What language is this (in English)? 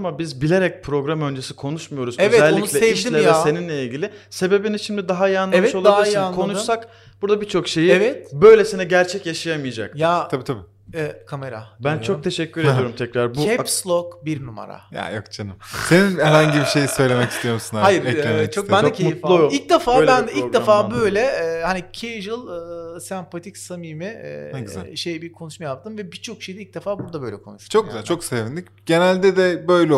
Turkish